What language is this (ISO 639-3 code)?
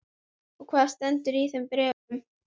isl